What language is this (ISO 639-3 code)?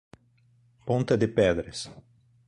por